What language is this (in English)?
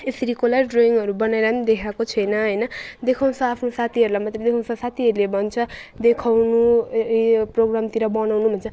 Nepali